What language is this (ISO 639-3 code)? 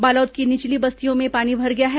hin